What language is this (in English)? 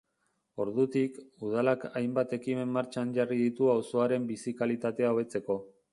Basque